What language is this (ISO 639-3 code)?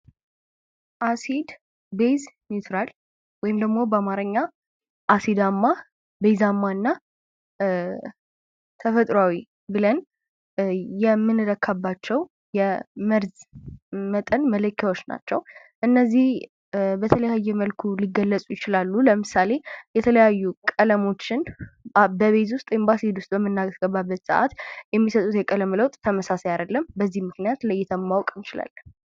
amh